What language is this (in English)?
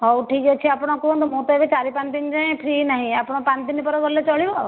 Odia